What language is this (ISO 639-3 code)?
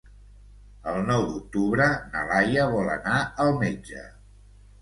cat